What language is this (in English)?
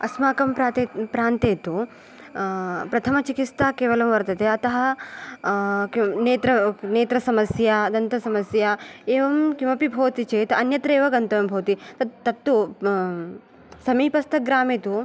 Sanskrit